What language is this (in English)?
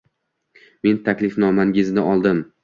Uzbek